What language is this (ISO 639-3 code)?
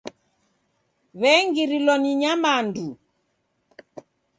dav